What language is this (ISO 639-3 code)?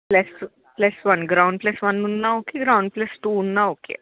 tel